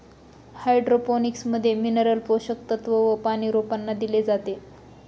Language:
Marathi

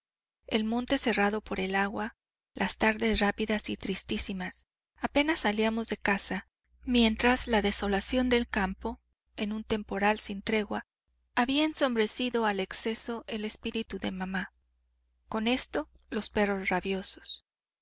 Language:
Spanish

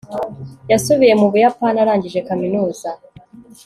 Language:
Kinyarwanda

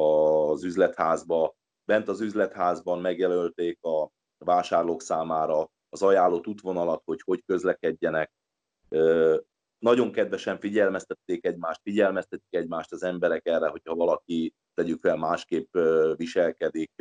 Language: Hungarian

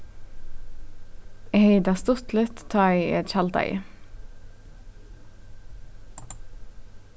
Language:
Faroese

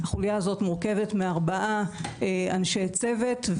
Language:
Hebrew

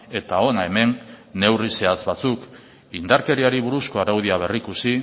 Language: Basque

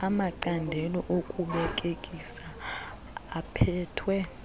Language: Xhosa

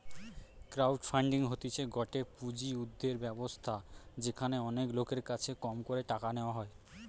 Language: Bangla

